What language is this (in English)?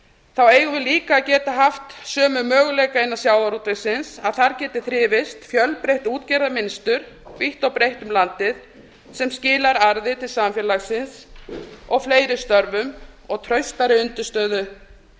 Icelandic